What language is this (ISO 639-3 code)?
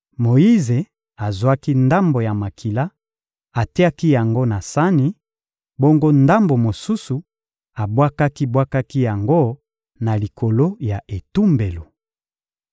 lin